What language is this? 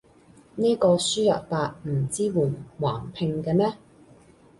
Cantonese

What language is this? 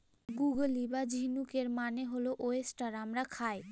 Bangla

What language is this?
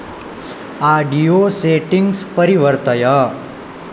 Sanskrit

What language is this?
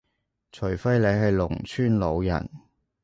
Cantonese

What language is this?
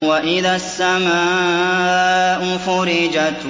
Arabic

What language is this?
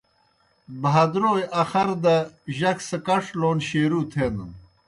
Kohistani Shina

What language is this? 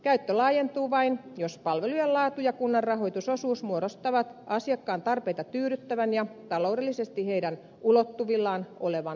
Finnish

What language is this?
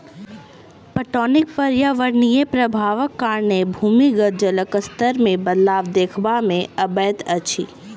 Maithili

